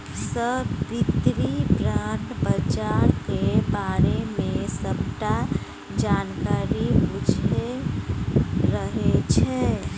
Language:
Maithili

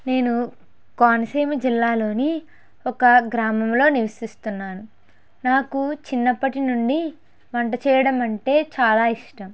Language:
Telugu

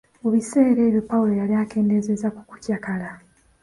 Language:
Ganda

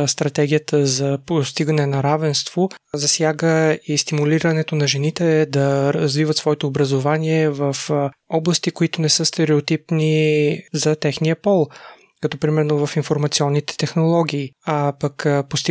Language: Bulgarian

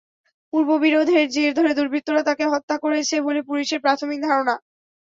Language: Bangla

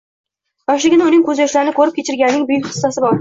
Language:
Uzbek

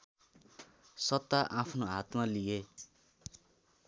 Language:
Nepali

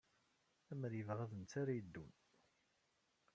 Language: Kabyle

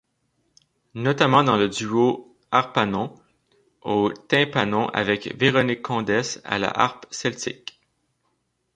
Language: French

